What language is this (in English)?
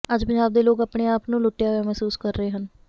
Punjabi